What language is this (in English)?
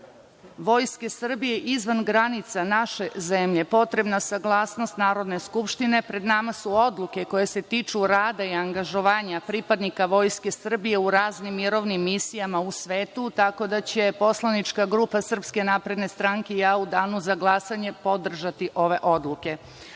Serbian